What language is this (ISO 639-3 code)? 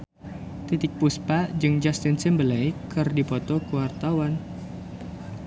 sun